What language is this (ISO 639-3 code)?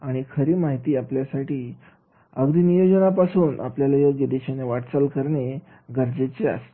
mar